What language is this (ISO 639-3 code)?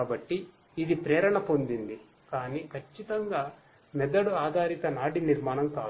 tel